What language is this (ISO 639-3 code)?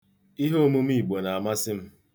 ibo